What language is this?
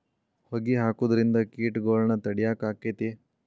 Kannada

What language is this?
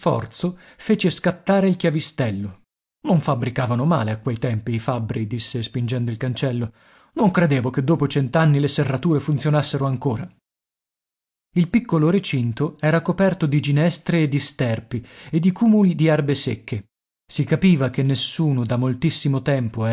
Italian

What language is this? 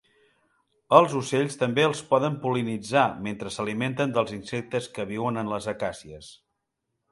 Catalan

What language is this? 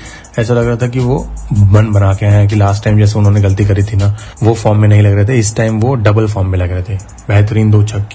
Hindi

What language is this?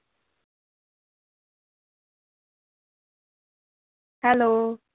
Punjabi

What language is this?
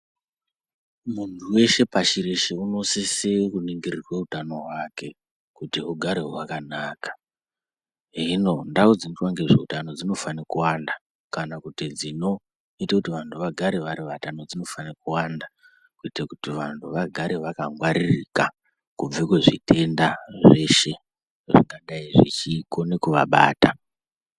Ndau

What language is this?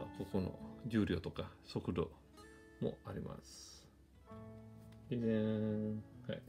Japanese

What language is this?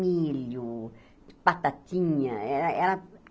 Portuguese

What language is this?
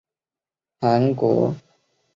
Chinese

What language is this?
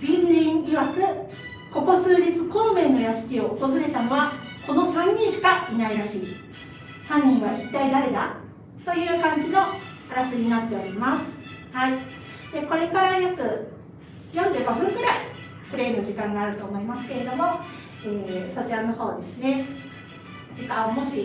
Japanese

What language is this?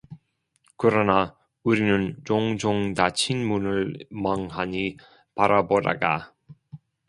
Korean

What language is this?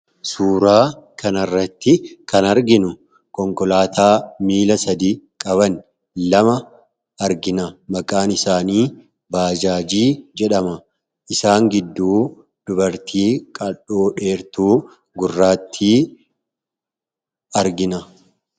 Oromo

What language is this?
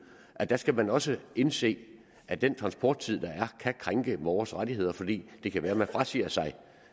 Danish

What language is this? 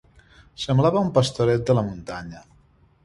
Catalan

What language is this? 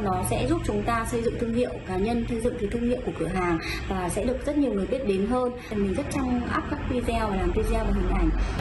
Vietnamese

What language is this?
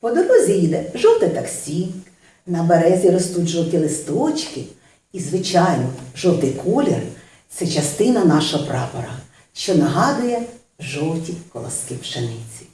Ukrainian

